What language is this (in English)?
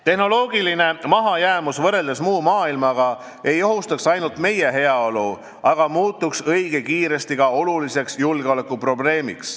Estonian